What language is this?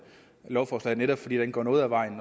Danish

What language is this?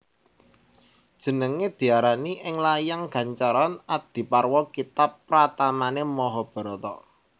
Javanese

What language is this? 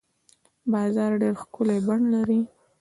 Pashto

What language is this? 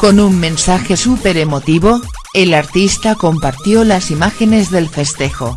Spanish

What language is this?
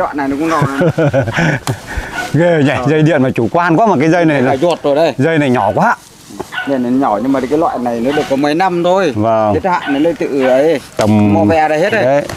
Vietnamese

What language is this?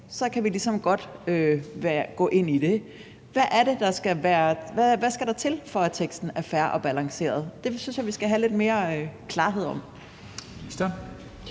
Danish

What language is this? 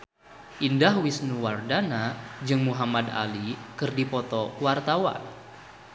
Sundanese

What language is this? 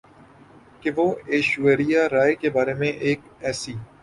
Urdu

